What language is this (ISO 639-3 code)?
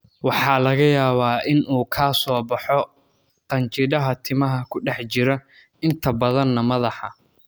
som